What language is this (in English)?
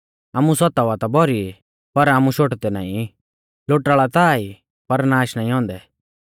Mahasu Pahari